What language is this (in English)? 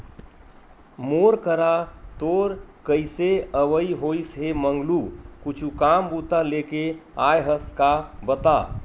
Chhattisgarhi